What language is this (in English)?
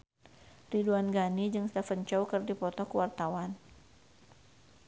Sundanese